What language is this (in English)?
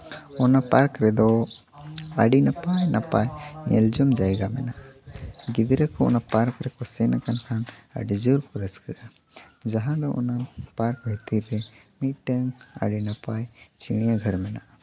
Santali